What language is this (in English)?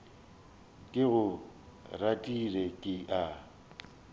Northern Sotho